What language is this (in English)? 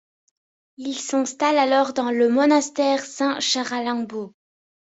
French